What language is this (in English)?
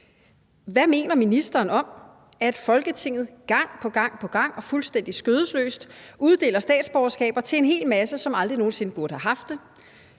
Danish